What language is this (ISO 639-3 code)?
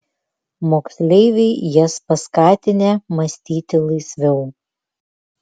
lit